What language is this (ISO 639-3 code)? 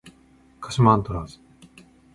jpn